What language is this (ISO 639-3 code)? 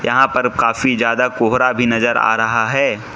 hin